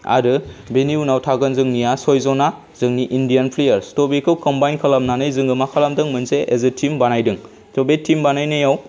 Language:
Bodo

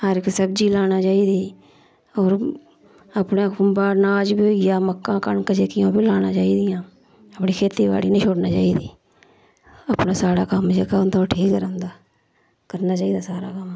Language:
Dogri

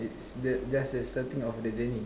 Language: English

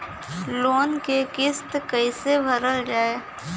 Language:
Bhojpuri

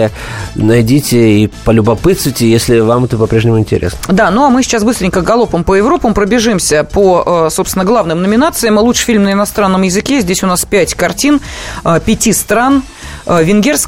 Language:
Russian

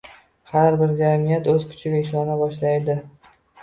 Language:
Uzbek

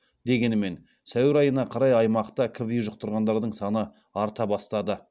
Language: Kazakh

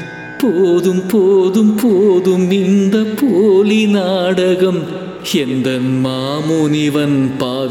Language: Tamil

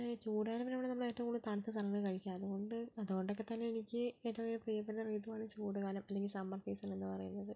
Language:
Malayalam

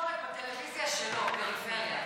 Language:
Hebrew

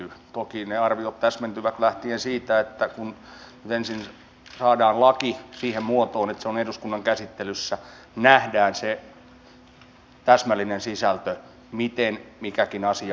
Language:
Finnish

